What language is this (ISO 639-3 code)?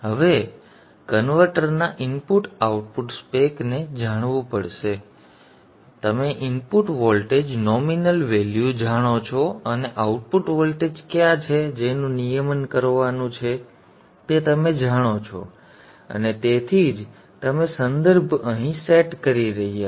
guj